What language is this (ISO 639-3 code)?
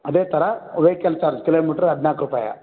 kan